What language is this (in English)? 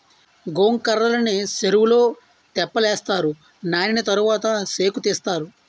Telugu